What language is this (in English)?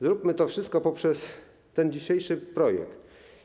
Polish